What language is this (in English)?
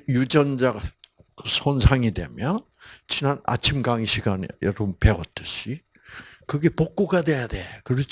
Korean